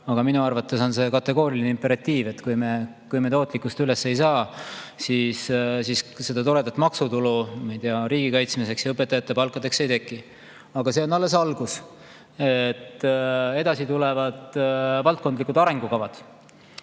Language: Estonian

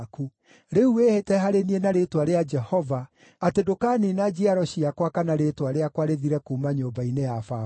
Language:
Kikuyu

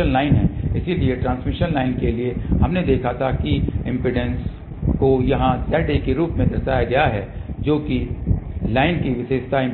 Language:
Hindi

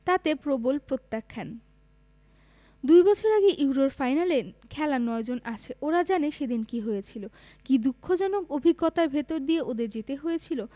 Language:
Bangla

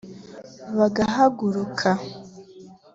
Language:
Kinyarwanda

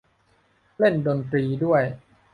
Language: Thai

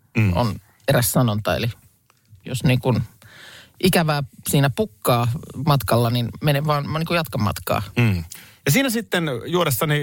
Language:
Finnish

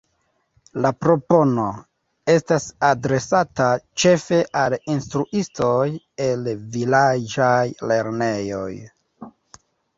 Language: Esperanto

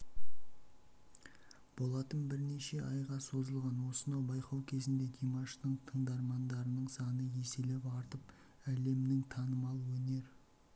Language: Kazakh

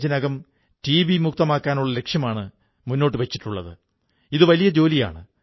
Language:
Malayalam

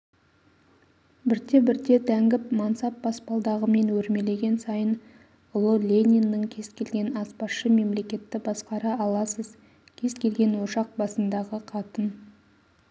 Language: Kazakh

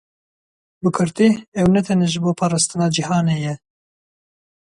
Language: Kurdish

